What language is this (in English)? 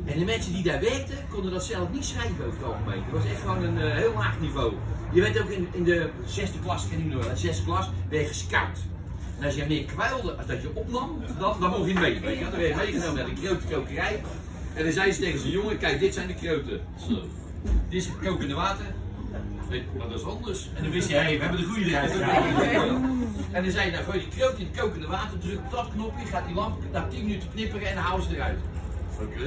Dutch